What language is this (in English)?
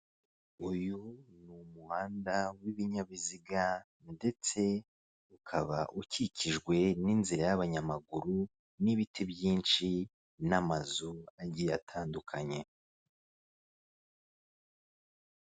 Kinyarwanda